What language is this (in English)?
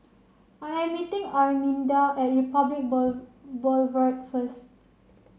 English